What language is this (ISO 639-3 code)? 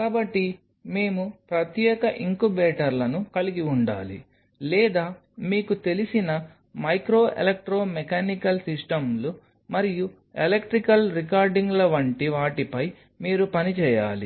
tel